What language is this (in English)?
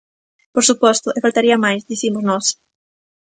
Galician